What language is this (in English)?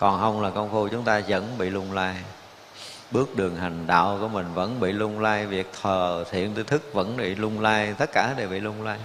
Vietnamese